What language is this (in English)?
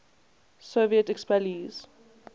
English